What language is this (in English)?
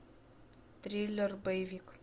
Russian